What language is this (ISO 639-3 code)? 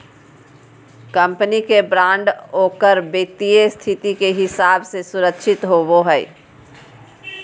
mag